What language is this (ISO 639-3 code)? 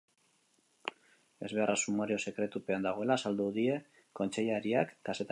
eus